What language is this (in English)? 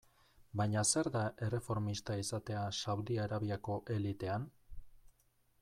Basque